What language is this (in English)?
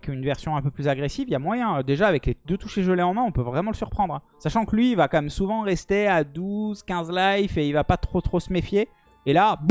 French